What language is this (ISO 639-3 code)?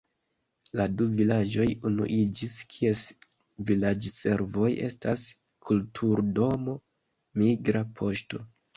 epo